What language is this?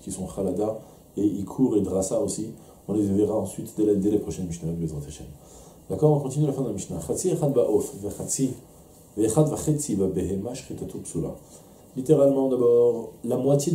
French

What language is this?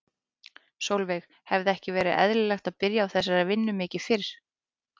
Icelandic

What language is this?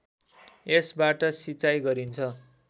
Nepali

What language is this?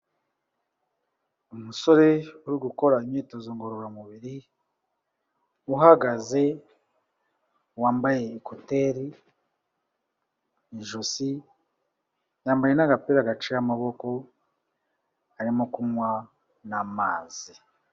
Kinyarwanda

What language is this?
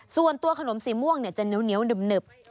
Thai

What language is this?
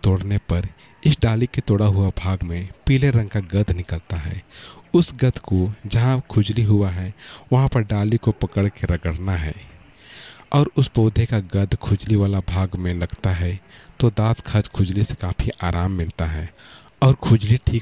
Hindi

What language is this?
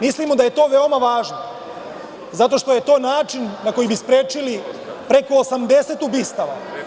Serbian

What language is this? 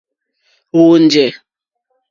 Mokpwe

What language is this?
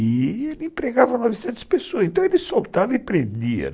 Portuguese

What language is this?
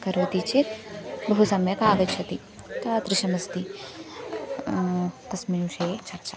Sanskrit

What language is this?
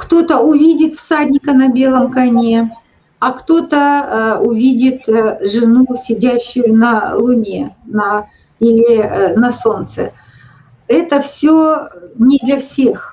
Russian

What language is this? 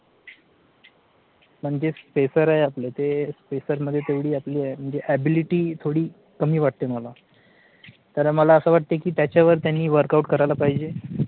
Marathi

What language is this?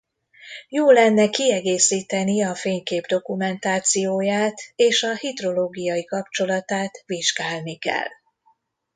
Hungarian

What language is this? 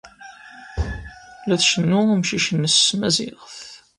Kabyle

